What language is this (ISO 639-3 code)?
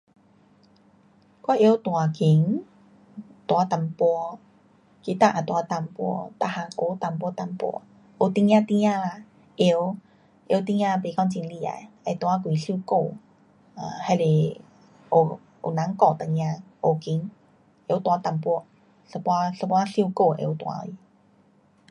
cpx